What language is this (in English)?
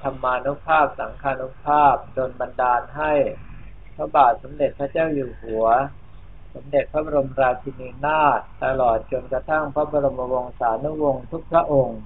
Thai